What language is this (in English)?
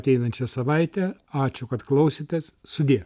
Lithuanian